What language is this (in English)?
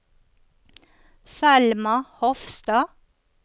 Norwegian